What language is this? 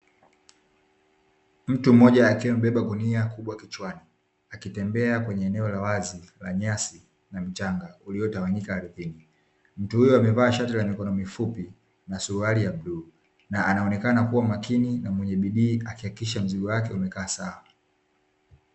Swahili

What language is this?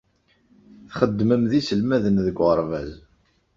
Kabyle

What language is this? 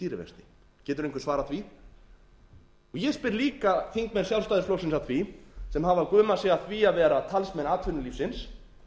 Icelandic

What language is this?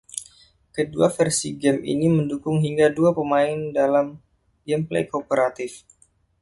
Indonesian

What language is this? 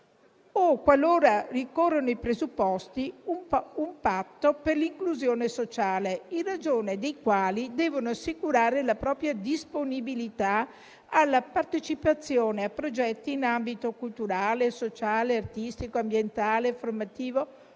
Italian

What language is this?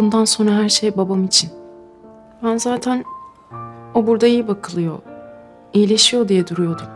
Turkish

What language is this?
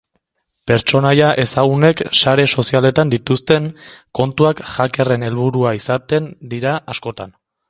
Basque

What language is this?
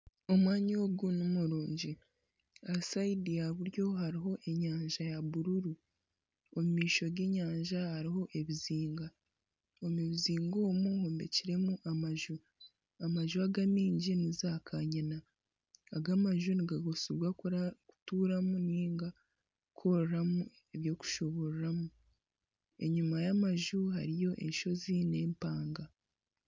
Nyankole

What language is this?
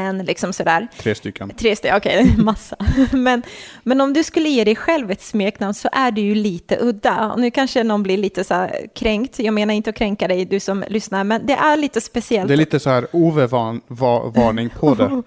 Swedish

